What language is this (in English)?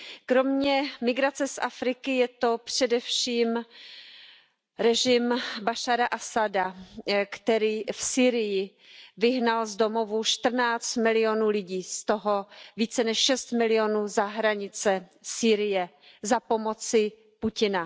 Czech